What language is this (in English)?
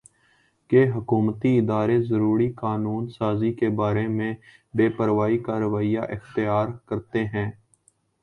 Urdu